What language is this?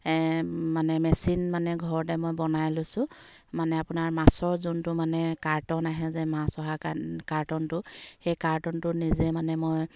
Assamese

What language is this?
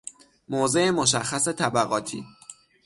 Persian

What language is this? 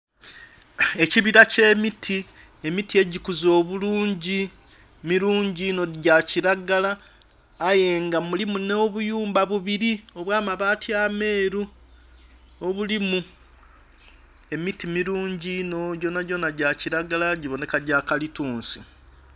Soga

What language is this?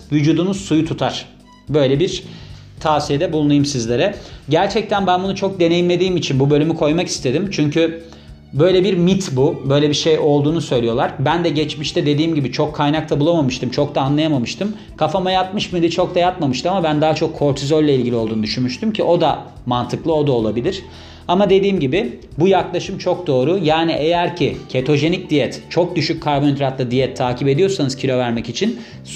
Turkish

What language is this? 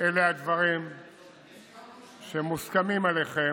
Hebrew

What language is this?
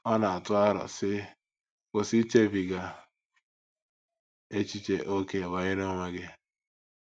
Igbo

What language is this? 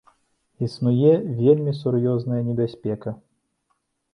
Belarusian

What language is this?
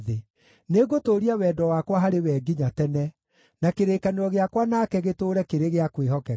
Kikuyu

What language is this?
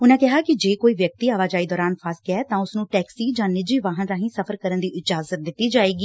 Punjabi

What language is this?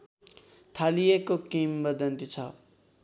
Nepali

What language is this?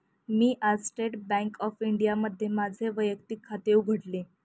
Marathi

